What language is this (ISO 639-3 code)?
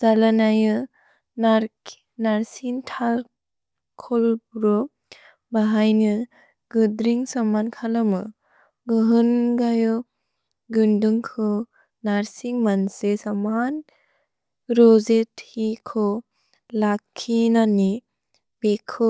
brx